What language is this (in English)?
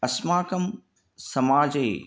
Sanskrit